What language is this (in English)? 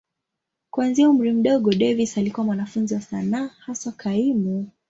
Swahili